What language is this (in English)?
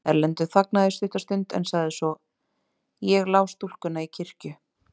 Icelandic